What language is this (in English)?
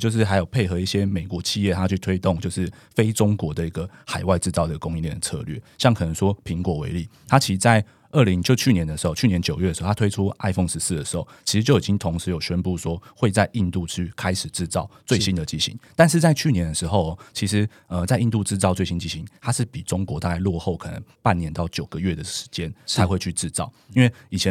Chinese